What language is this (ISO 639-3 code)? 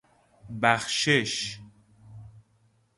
fas